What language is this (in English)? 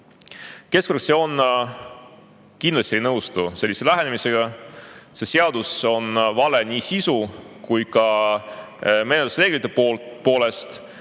Estonian